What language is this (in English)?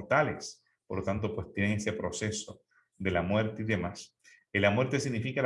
Spanish